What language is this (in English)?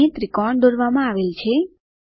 Gujarati